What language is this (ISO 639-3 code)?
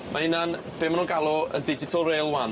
cym